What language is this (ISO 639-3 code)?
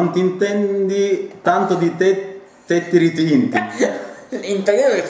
ita